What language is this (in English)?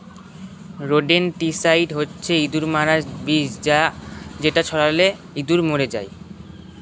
Bangla